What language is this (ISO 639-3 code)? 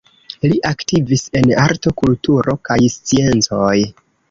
epo